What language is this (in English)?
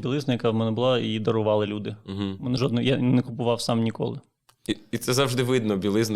Ukrainian